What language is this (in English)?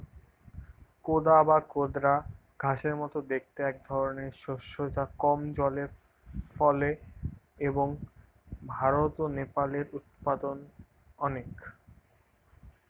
Bangla